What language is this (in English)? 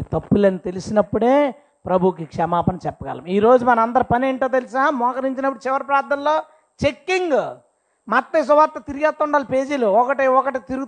Telugu